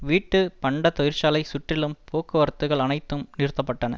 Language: Tamil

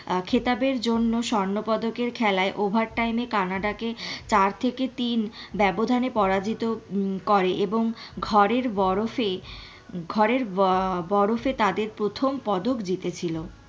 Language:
Bangla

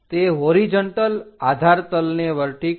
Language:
Gujarati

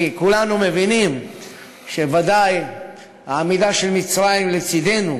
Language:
Hebrew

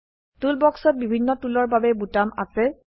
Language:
Assamese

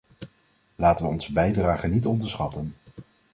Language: Dutch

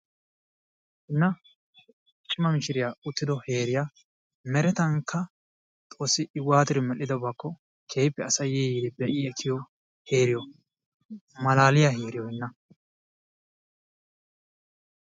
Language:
Wolaytta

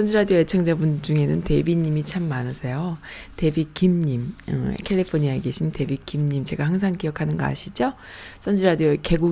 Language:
Korean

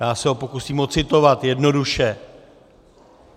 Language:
Czech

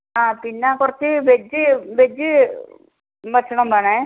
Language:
Malayalam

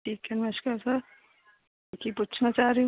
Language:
Punjabi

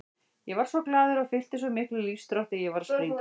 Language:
Icelandic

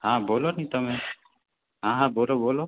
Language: Gujarati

